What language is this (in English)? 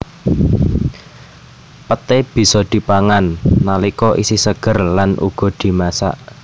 Javanese